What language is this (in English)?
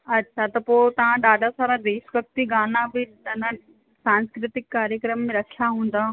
Sindhi